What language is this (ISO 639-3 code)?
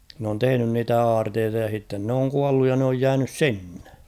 fin